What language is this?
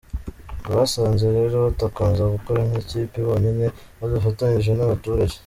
Kinyarwanda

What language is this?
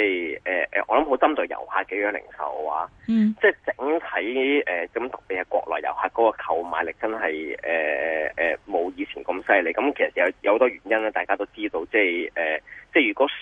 Chinese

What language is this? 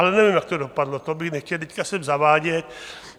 Czech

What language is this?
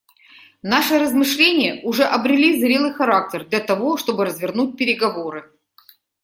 Russian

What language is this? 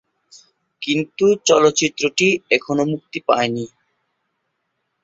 Bangla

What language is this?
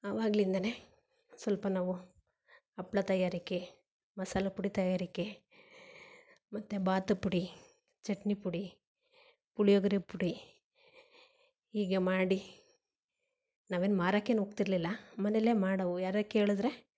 Kannada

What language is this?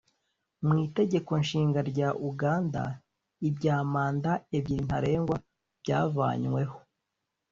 Kinyarwanda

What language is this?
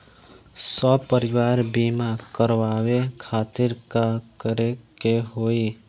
Bhojpuri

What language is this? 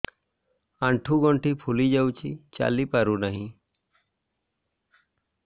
Odia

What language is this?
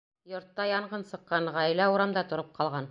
Bashkir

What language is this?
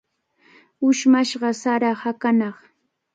Cajatambo North Lima Quechua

